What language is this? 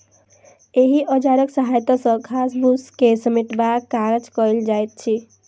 Maithili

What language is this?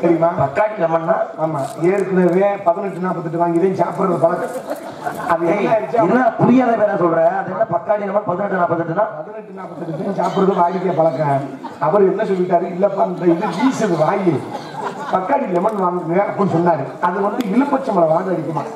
Arabic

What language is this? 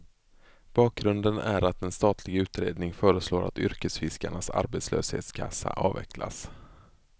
Swedish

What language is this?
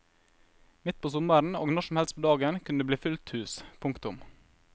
Norwegian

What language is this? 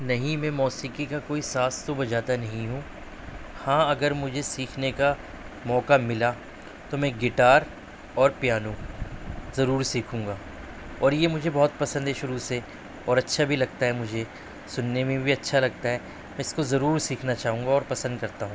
Urdu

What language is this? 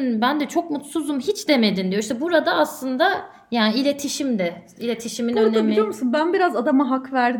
Turkish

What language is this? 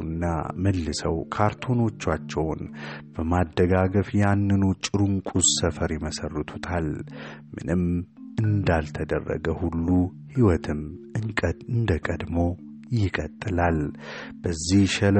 Amharic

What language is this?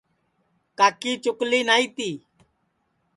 Sansi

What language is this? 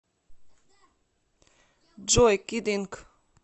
Russian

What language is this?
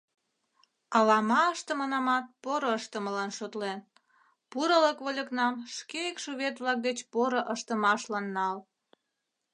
Mari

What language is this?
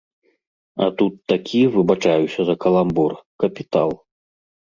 Belarusian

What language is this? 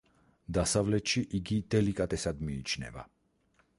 Georgian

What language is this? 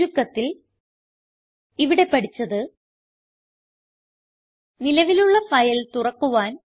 Malayalam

